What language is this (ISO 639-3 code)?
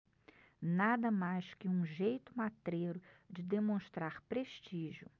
por